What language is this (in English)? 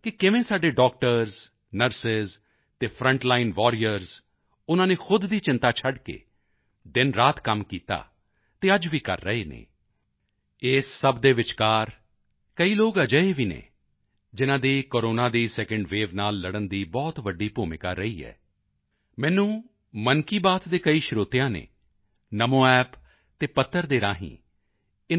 Punjabi